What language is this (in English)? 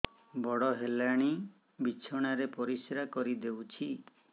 Odia